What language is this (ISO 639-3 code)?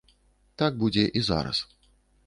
bel